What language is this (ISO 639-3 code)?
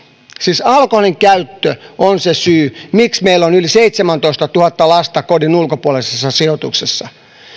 fin